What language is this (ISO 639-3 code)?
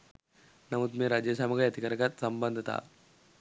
sin